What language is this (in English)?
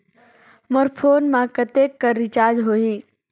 Chhattisgarhi